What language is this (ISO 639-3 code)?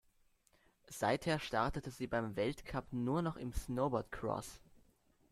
deu